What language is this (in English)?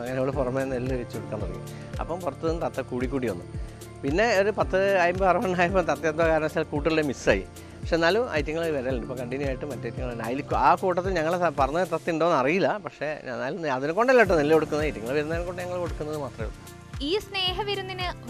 Malayalam